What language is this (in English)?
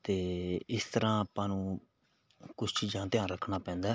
Punjabi